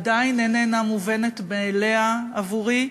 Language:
Hebrew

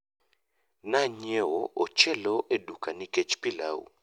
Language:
Luo (Kenya and Tanzania)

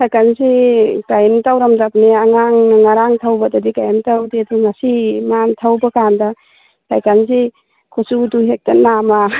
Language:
Manipuri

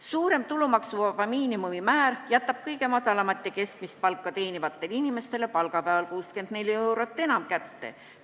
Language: Estonian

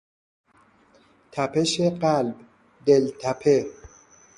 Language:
Persian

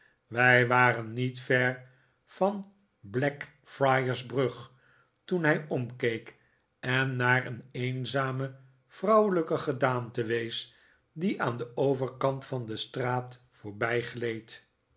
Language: Dutch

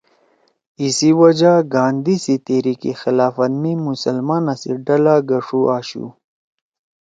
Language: Torwali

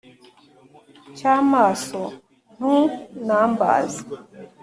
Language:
Kinyarwanda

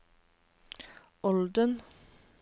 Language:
Norwegian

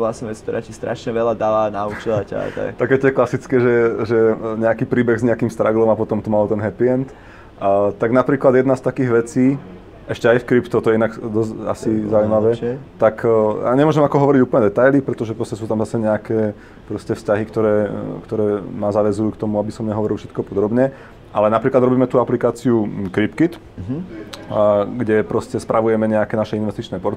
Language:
Slovak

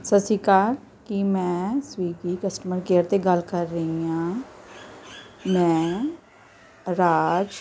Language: Punjabi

